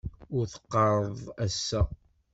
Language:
Kabyle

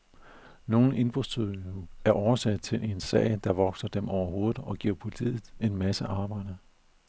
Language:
Danish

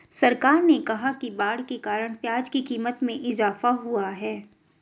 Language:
Hindi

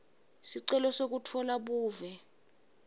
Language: Swati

